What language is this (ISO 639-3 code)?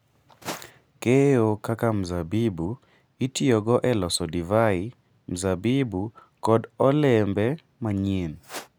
luo